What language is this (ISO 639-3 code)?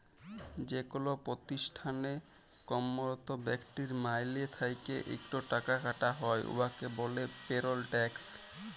ben